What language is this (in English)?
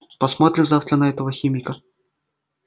Russian